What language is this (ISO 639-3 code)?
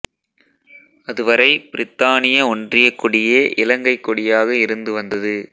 tam